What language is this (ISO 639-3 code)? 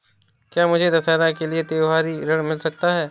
hin